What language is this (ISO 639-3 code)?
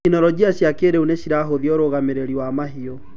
kik